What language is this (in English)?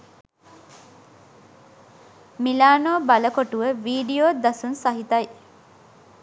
Sinhala